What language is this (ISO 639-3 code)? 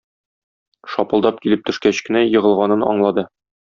tat